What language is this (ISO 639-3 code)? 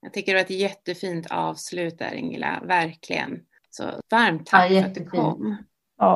swe